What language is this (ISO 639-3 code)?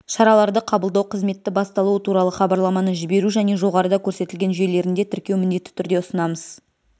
kaz